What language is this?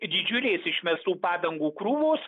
Lithuanian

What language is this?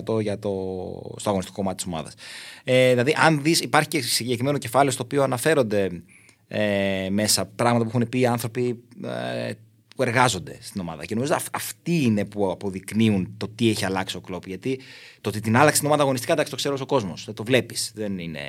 Greek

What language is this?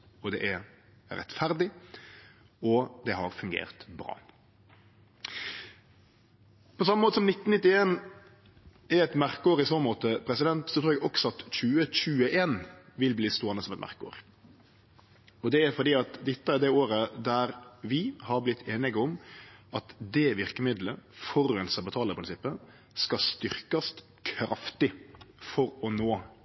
Norwegian Nynorsk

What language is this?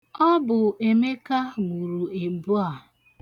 Igbo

